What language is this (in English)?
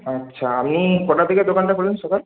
Bangla